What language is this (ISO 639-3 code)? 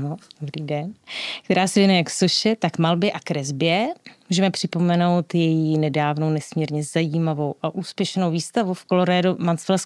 ces